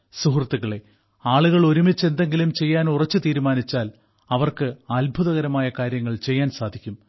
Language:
Malayalam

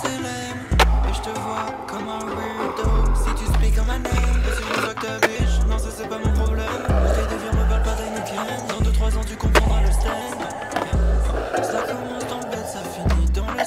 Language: Romanian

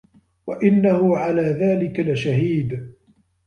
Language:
Arabic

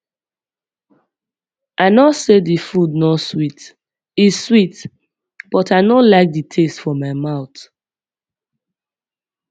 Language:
Nigerian Pidgin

